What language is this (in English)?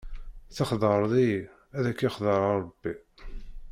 Kabyle